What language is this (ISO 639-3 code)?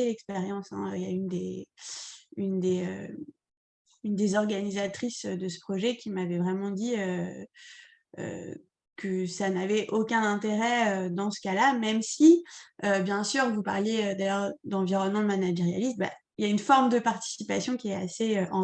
fra